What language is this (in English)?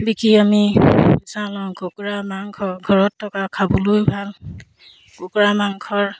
Assamese